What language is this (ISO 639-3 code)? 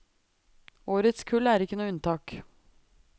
nor